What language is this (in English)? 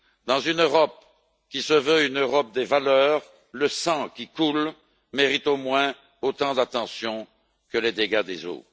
French